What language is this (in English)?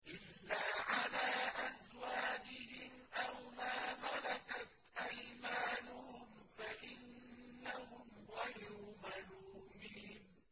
Arabic